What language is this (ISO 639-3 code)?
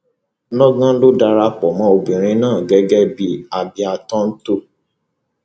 yor